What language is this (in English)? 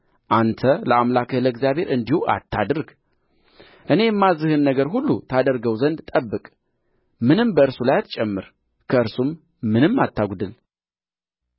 Amharic